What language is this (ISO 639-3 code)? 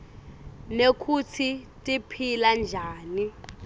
ssw